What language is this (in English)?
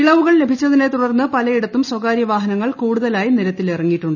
Malayalam